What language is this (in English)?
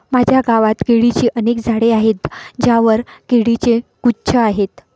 Marathi